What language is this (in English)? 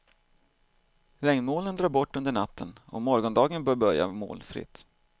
Swedish